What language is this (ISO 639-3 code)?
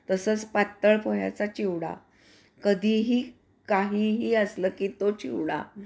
mar